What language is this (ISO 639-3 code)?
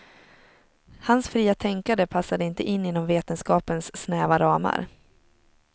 swe